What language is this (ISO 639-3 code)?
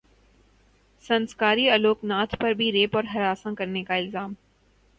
urd